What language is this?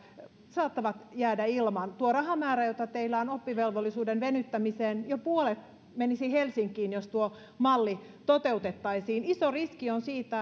Finnish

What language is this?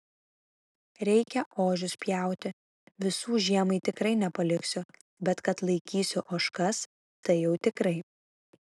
Lithuanian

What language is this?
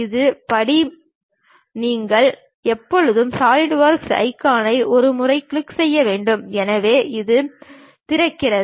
Tamil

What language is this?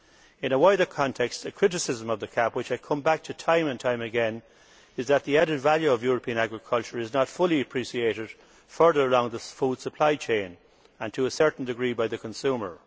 English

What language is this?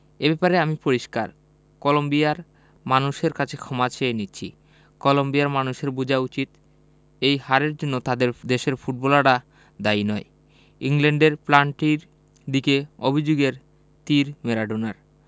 Bangla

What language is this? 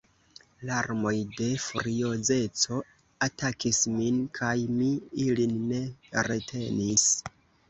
Esperanto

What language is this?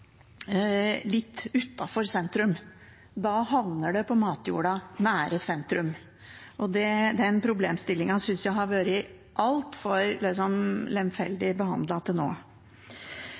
Norwegian Bokmål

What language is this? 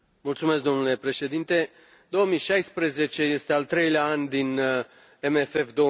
Romanian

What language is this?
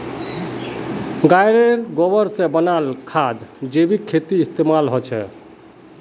Magahi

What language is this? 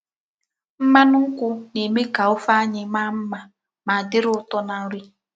Igbo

